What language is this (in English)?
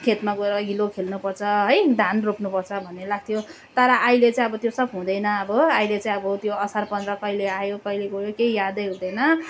Nepali